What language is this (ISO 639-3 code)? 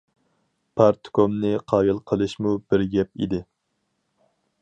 uig